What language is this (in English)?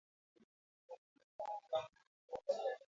Swahili